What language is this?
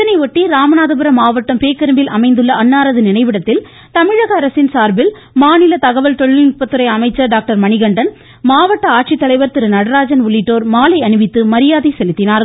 Tamil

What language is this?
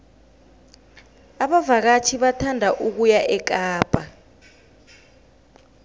South Ndebele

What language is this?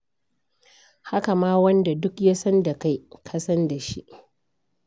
Hausa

